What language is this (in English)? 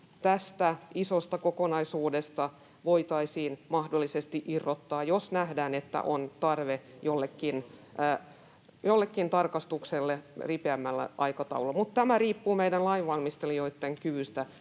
Finnish